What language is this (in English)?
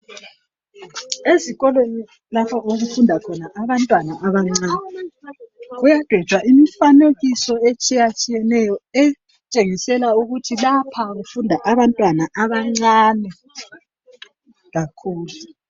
North Ndebele